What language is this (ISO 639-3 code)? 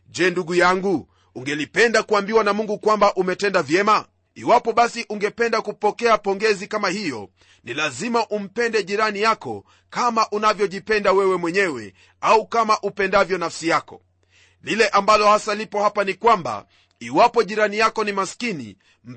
swa